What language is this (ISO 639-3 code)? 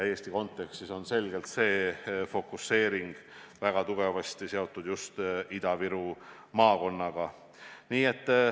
est